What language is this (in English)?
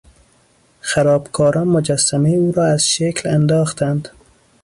Persian